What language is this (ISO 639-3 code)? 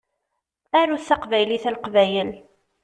kab